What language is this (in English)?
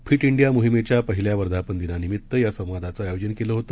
Marathi